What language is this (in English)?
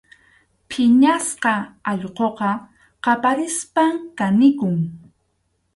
Arequipa-La Unión Quechua